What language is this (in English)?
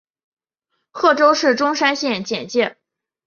Chinese